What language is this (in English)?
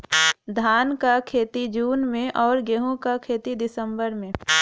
Bhojpuri